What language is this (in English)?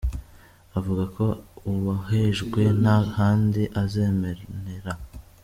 Kinyarwanda